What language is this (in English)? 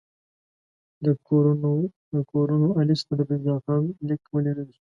Pashto